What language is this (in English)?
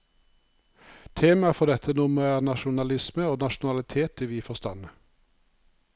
Norwegian